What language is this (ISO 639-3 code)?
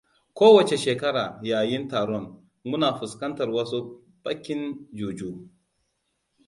hau